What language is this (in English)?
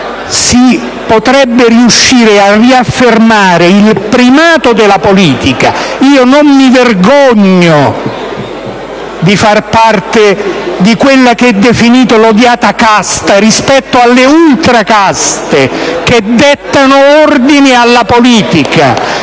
Italian